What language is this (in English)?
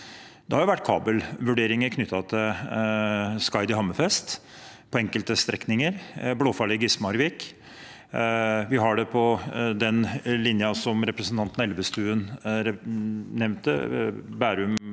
Norwegian